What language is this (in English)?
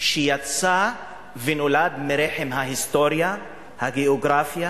Hebrew